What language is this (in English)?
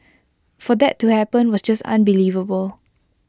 English